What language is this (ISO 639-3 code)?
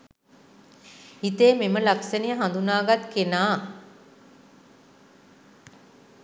sin